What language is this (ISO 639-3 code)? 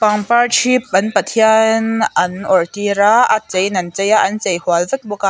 lus